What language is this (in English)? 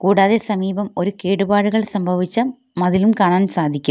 Malayalam